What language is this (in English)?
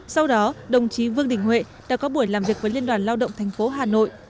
Vietnamese